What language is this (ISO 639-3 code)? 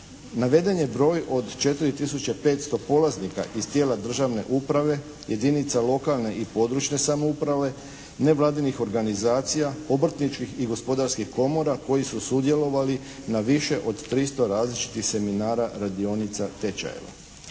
hrv